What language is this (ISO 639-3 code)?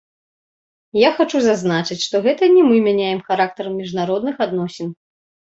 bel